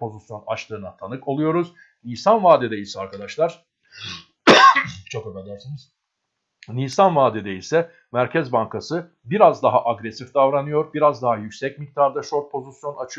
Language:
Turkish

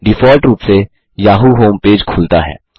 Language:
Hindi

